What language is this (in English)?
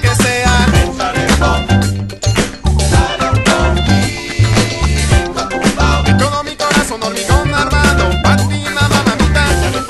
Thai